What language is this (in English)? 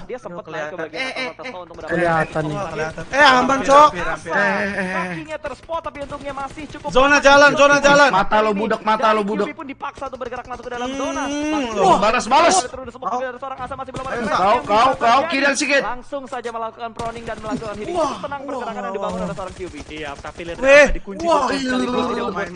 Indonesian